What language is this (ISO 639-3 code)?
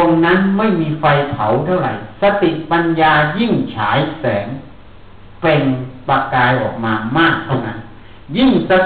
tha